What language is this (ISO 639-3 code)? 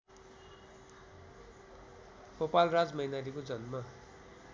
nep